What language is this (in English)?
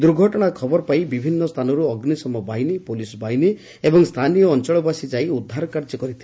Odia